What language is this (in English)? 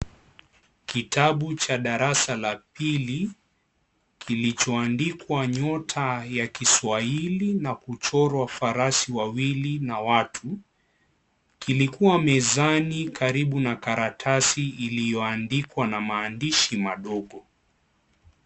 Swahili